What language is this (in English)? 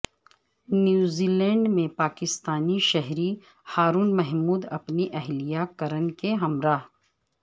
Urdu